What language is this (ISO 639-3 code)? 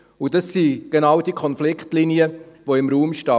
gsw